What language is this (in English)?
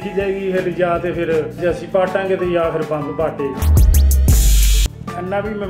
Turkish